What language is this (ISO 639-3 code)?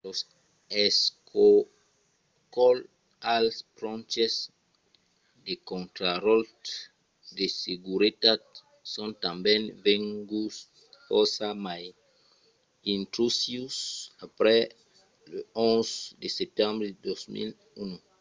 oci